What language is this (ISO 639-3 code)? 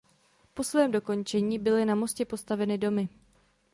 ces